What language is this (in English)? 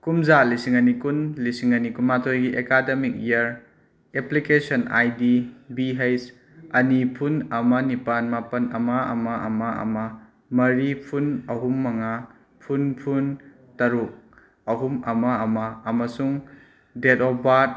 Manipuri